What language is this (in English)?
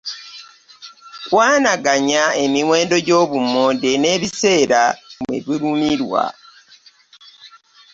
Ganda